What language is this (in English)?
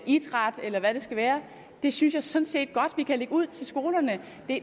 Danish